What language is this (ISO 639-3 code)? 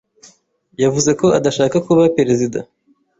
kin